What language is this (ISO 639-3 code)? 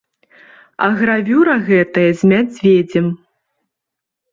bel